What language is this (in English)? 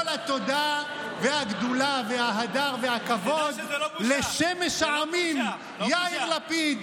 Hebrew